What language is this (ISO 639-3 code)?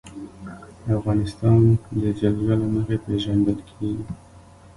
pus